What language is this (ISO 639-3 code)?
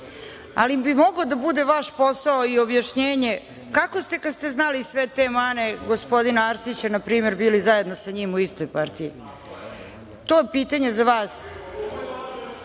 srp